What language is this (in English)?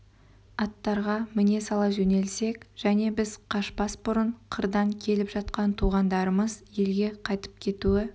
Kazakh